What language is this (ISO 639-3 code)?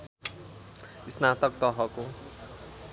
nep